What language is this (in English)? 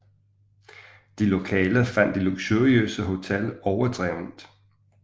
Danish